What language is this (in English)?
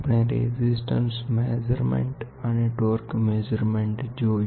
Gujarati